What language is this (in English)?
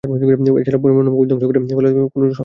Bangla